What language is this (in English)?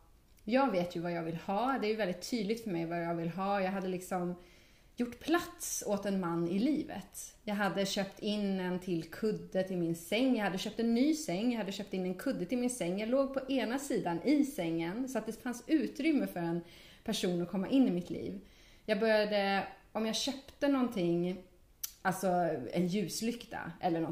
Swedish